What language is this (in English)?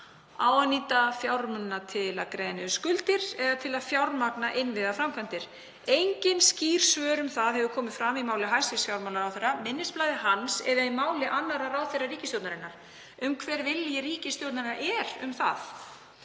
Icelandic